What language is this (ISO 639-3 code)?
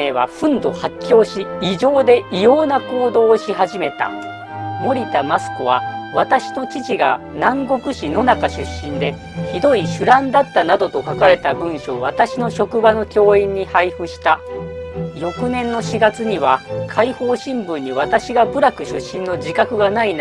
jpn